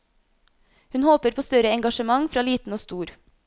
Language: Norwegian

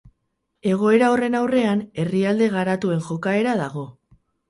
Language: Basque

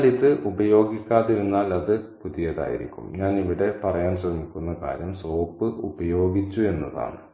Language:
Malayalam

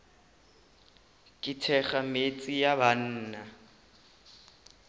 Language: Northern Sotho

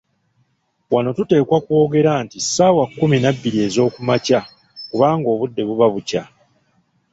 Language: Ganda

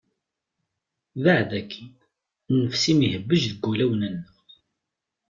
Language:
Kabyle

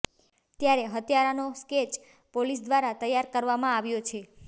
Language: Gujarati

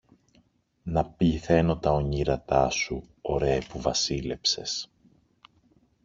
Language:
Greek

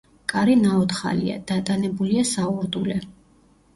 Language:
Georgian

